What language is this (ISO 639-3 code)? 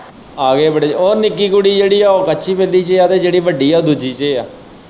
pan